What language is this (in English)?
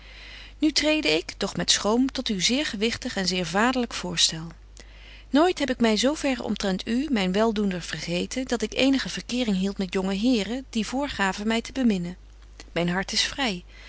Dutch